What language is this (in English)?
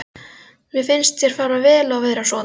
Icelandic